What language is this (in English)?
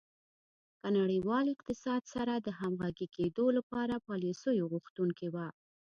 Pashto